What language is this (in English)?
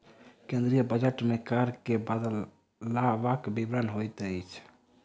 Maithili